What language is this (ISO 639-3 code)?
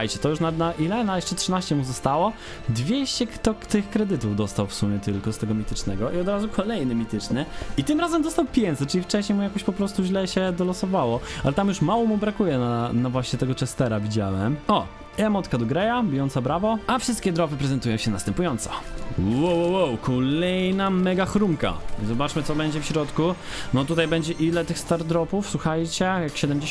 pol